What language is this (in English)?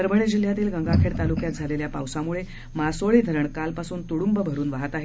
Marathi